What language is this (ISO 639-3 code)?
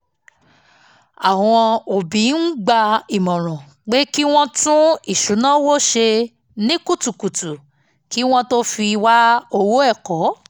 yor